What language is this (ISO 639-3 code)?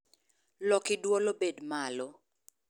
luo